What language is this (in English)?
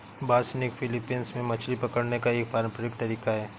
Hindi